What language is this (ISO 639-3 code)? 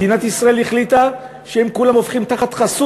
heb